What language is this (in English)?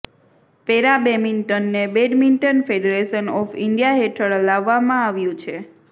Gujarati